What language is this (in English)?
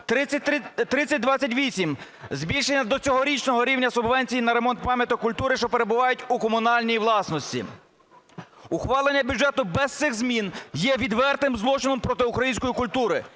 Ukrainian